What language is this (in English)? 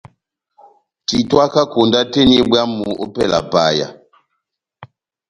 Batanga